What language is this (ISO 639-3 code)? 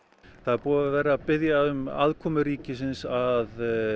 isl